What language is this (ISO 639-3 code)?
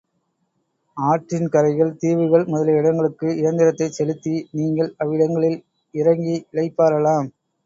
tam